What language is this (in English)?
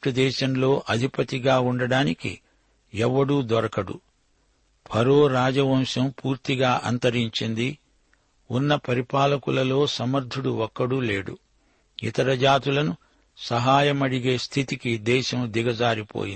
Telugu